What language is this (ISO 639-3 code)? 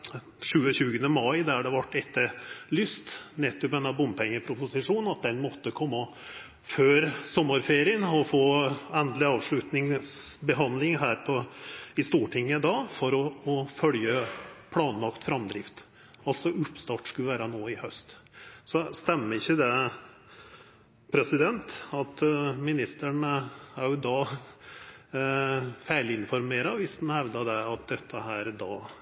nno